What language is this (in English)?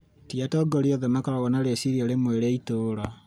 Kikuyu